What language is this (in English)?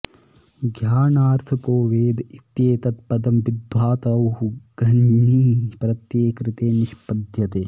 Sanskrit